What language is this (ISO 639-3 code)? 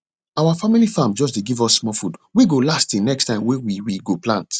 pcm